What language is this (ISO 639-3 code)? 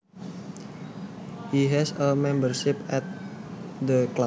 jav